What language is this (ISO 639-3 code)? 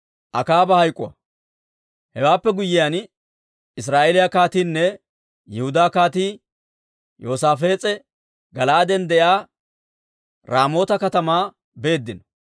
dwr